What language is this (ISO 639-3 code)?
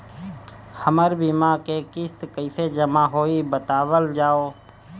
bho